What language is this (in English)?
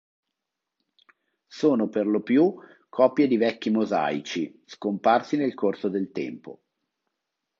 Italian